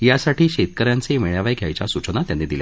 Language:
Marathi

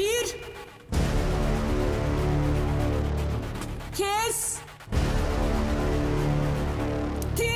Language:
Turkish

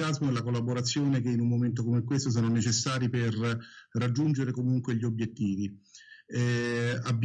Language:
Italian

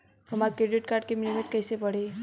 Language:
Bhojpuri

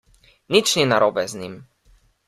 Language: Slovenian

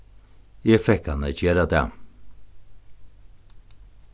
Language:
Faroese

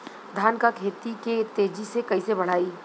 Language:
Bhojpuri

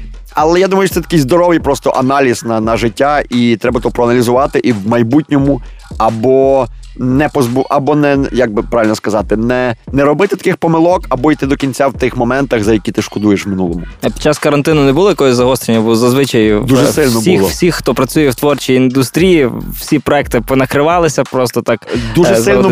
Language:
Ukrainian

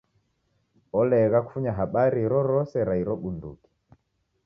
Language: Taita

